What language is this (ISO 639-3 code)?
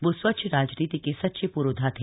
hin